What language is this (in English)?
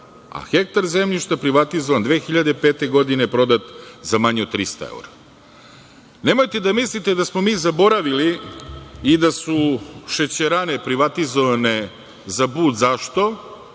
Serbian